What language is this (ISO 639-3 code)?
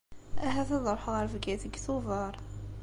kab